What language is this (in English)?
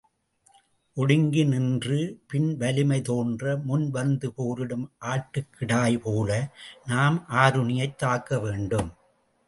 Tamil